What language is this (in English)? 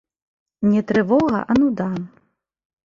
Belarusian